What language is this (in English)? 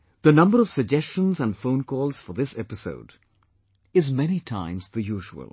English